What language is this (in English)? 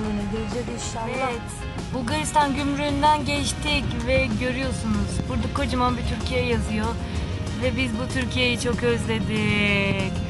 Turkish